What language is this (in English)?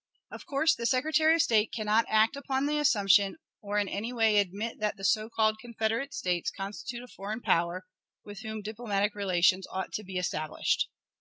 English